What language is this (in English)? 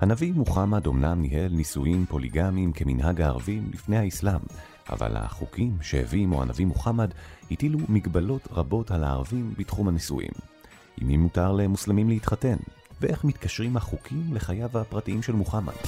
Hebrew